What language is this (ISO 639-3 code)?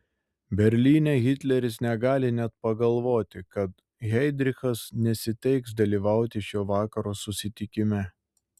lit